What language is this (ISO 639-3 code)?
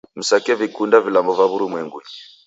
dav